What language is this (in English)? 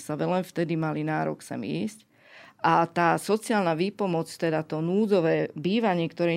Slovak